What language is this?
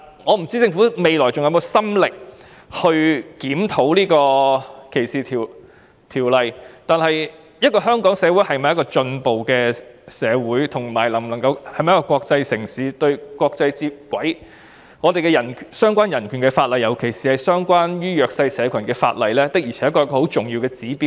Cantonese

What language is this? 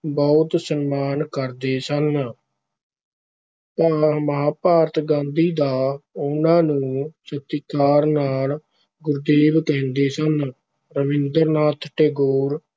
Punjabi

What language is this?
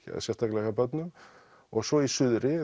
Icelandic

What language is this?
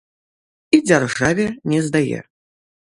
Belarusian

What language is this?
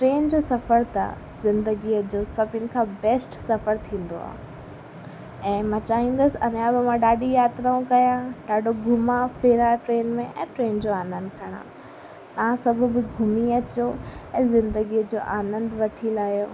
Sindhi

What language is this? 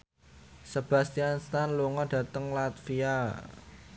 Javanese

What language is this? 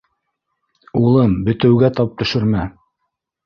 Bashkir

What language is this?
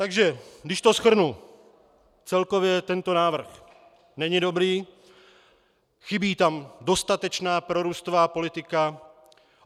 Czech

